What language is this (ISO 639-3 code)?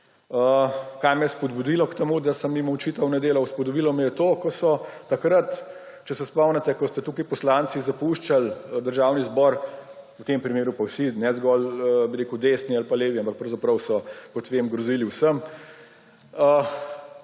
slv